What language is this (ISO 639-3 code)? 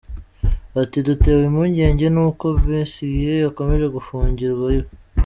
kin